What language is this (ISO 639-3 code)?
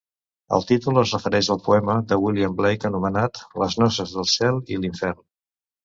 cat